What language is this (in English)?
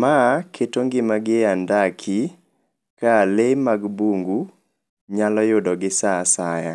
Luo (Kenya and Tanzania)